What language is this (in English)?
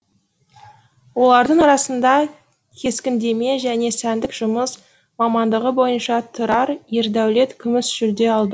Kazakh